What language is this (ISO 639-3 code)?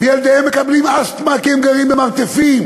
heb